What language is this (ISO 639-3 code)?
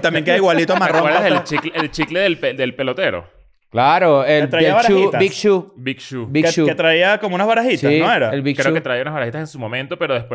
spa